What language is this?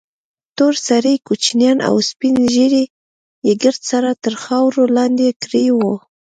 Pashto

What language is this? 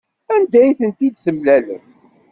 Kabyle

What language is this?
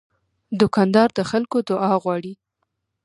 Pashto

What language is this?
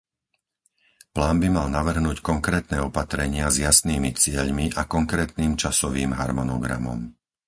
Slovak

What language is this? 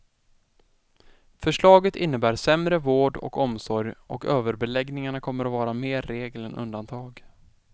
Swedish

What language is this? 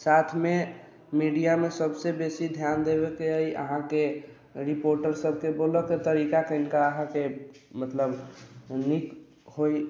Maithili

